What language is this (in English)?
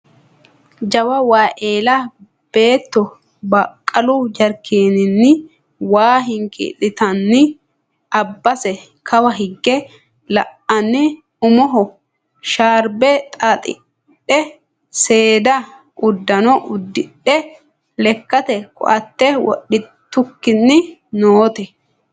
Sidamo